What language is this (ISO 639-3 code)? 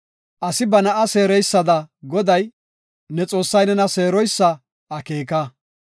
gof